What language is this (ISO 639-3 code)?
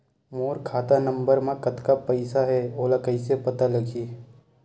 hne